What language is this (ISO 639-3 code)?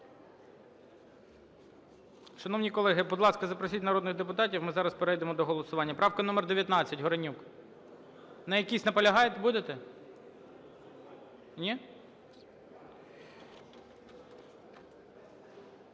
ukr